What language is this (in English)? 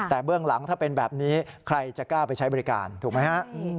Thai